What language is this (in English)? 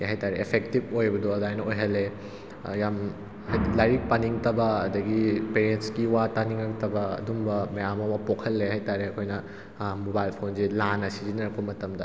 Manipuri